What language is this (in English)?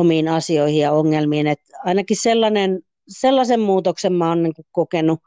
Finnish